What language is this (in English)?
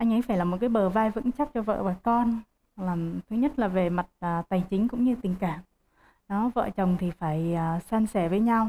Vietnamese